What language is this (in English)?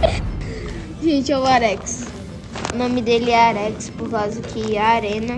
Portuguese